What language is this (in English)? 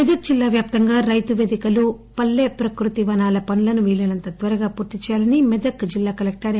Telugu